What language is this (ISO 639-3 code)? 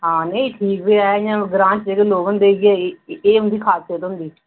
doi